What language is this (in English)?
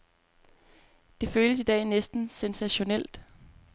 Danish